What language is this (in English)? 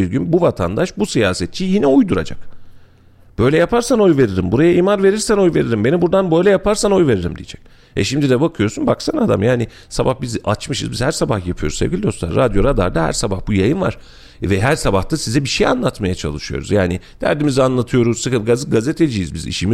Turkish